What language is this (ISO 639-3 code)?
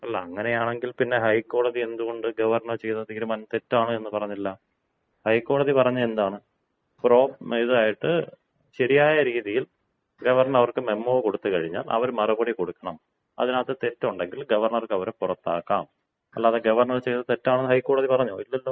mal